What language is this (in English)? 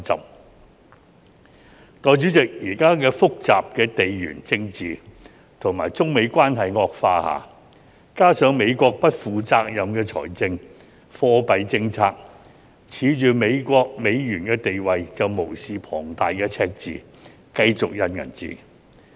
Cantonese